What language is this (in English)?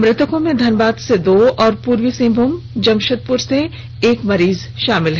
Hindi